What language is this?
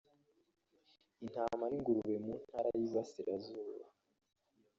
Kinyarwanda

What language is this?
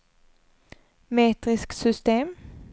Swedish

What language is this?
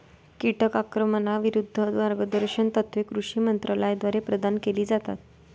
Marathi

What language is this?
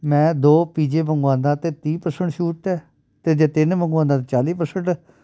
Punjabi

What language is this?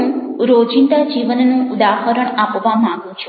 Gujarati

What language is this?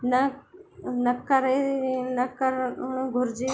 Sindhi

